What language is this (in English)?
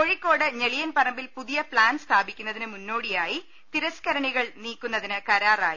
Malayalam